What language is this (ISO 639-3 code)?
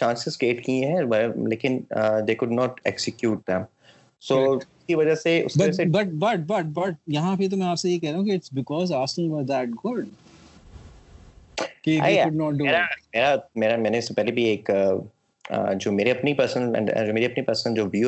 urd